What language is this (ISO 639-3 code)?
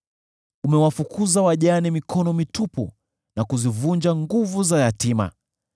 swa